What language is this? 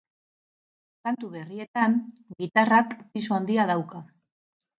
Basque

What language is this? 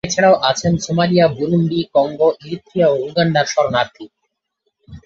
Bangla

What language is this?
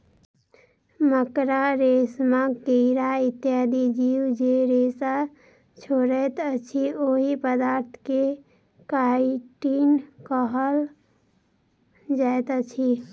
Maithili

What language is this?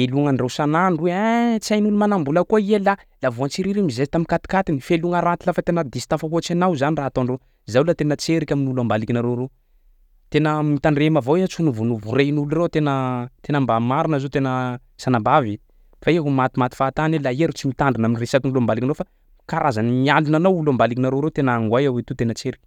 Sakalava Malagasy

